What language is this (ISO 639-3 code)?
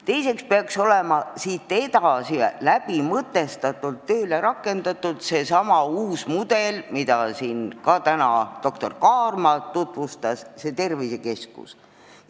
est